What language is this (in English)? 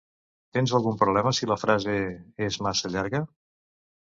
Catalan